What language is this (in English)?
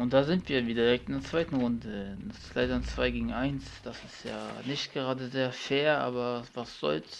German